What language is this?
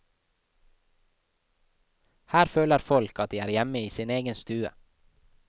Norwegian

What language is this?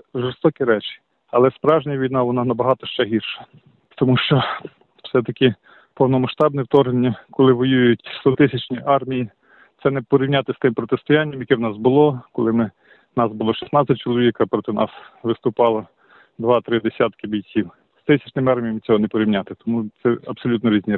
Ukrainian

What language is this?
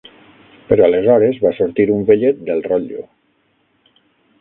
Catalan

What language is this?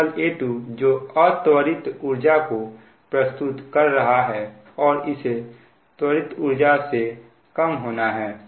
Hindi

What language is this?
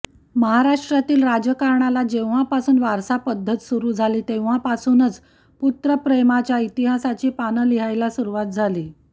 Marathi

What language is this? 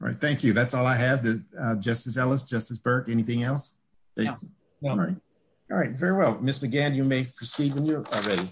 English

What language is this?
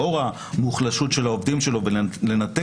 Hebrew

